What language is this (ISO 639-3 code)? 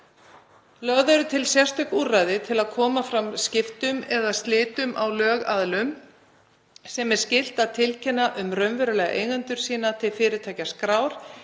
isl